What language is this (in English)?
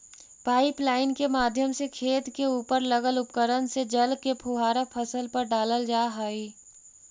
Magahi